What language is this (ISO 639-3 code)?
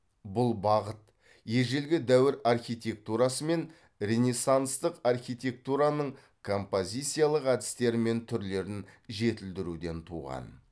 kaz